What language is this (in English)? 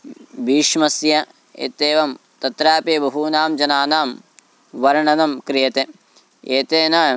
Sanskrit